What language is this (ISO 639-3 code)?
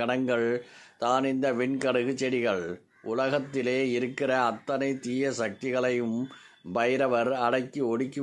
ara